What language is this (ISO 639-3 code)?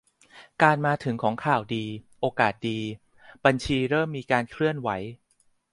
tha